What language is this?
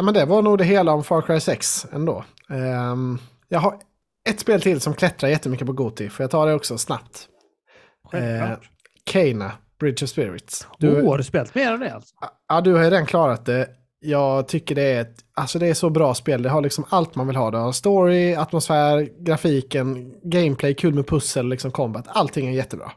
Swedish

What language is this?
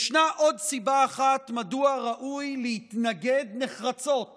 Hebrew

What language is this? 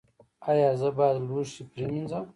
Pashto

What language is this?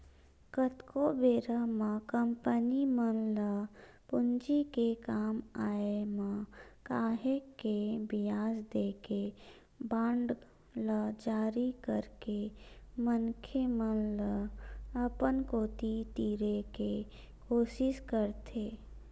Chhattisgarhi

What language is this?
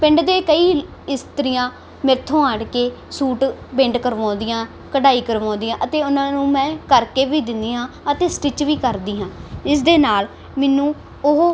Punjabi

